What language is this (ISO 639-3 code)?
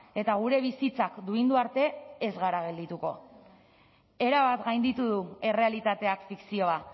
eus